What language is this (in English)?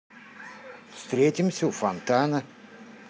Russian